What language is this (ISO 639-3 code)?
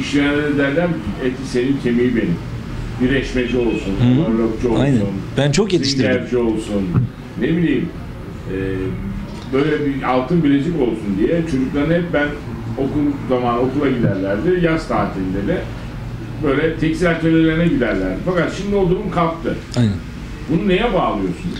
tur